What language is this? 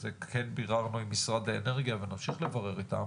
Hebrew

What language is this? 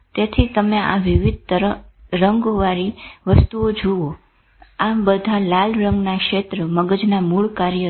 Gujarati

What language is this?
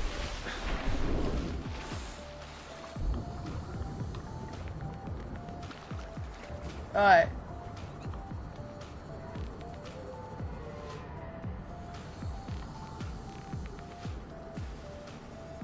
English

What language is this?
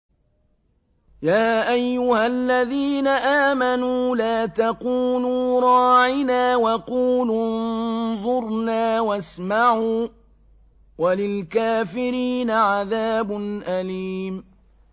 Arabic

